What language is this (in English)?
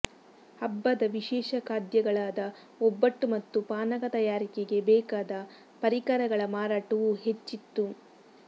Kannada